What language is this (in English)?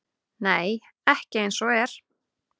Icelandic